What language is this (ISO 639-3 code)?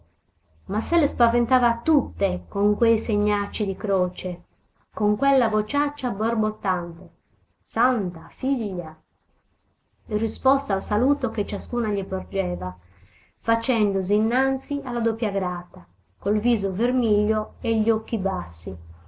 ita